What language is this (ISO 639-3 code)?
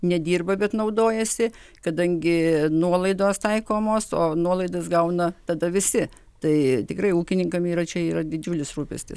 lit